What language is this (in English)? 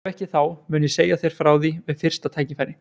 Icelandic